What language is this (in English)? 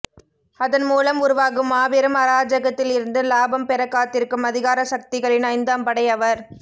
Tamil